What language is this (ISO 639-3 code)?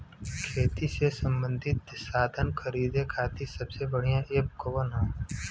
bho